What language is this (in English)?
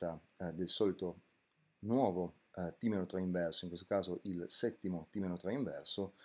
Italian